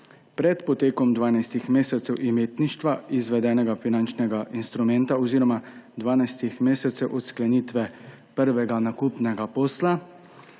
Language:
Slovenian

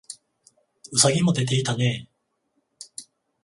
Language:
Japanese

